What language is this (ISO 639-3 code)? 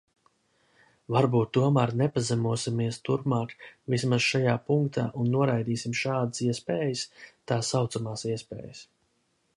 lav